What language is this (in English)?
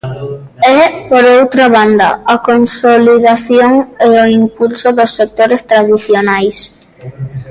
Galician